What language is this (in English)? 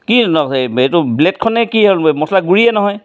Assamese